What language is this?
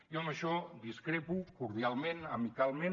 Catalan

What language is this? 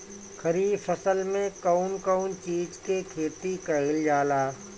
Bhojpuri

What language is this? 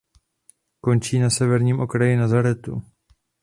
Czech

